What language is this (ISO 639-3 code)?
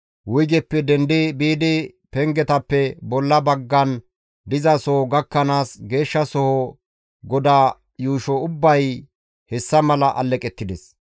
gmv